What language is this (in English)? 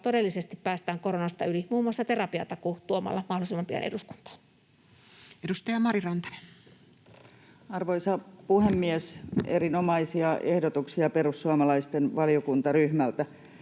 Finnish